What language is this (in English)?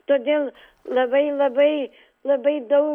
Lithuanian